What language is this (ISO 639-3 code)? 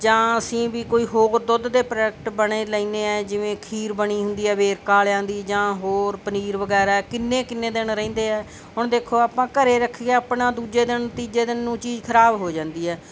pan